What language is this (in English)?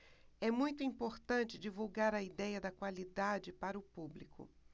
Portuguese